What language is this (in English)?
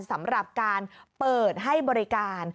Thai